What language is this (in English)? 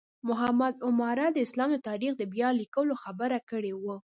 Pashto